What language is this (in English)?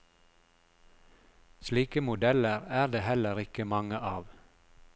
Norwegian